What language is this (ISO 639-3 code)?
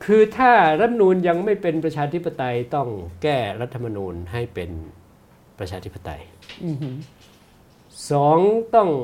tha